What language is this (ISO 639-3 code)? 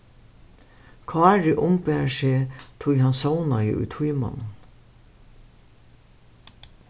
fao